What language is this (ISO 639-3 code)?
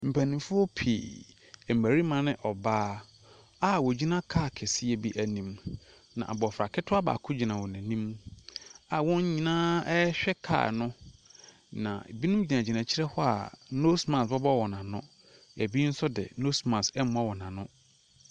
aka